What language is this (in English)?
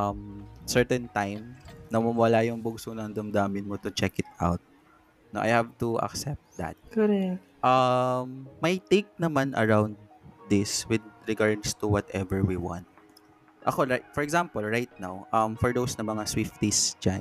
Filipino